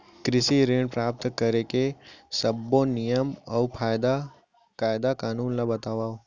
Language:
Chhattisgarhi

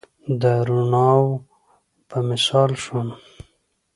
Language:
Pashto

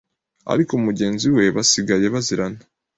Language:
Kinyarwanda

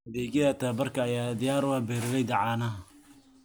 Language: Somali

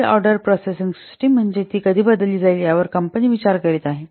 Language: Marathi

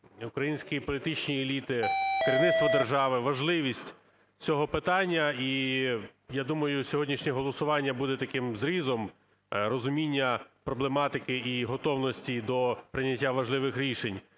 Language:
Ukrainian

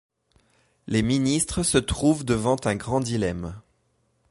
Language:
French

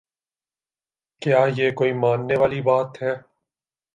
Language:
Urdu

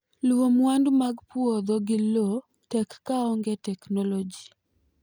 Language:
Luo (Kenya and Tanzania)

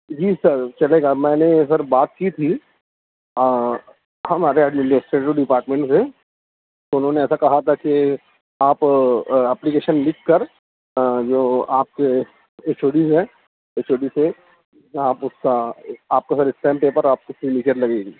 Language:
Urdu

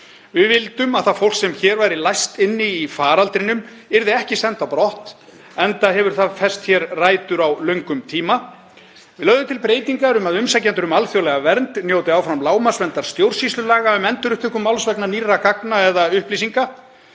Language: Icelandic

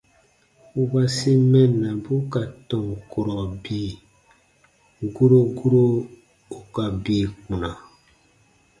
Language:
Baatonum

